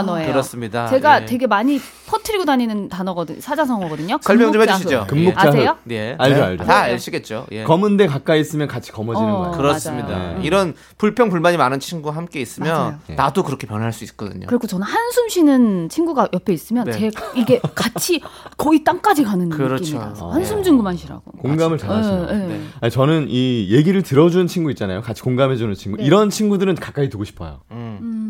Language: Korean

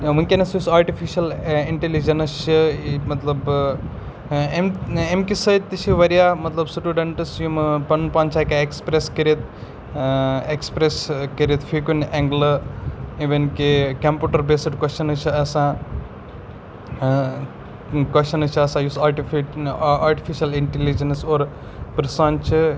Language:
Kashmiri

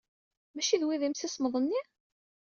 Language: Kabyle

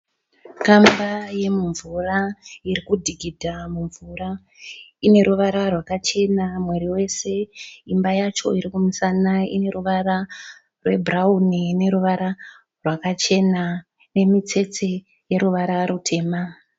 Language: Shona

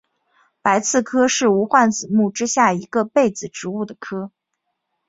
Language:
Chinese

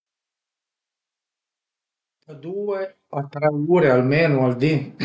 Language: Piedmontese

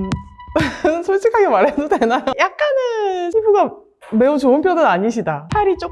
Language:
Korean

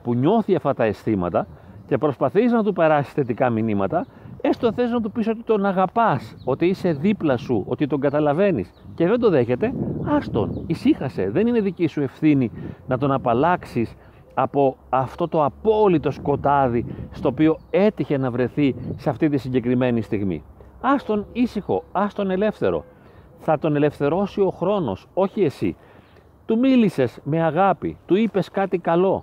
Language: Greek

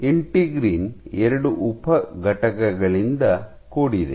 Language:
Kannada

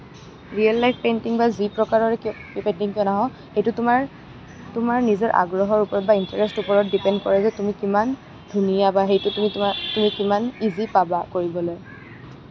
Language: Assamese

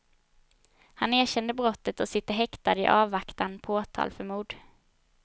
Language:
Swedish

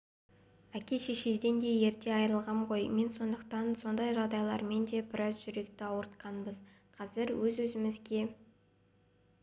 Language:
Kazakh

